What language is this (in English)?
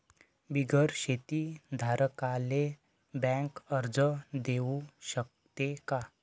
Marathi